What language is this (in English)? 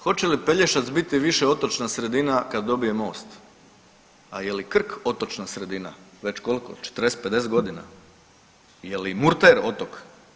Croatian